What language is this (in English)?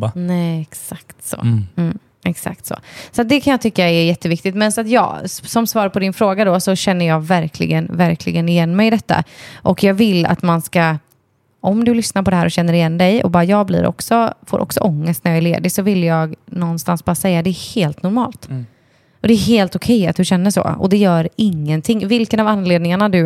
Swedish